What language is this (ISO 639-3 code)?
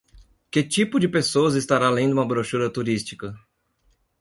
por